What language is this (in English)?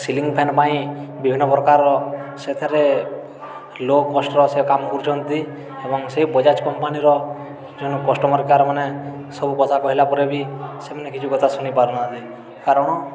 Odia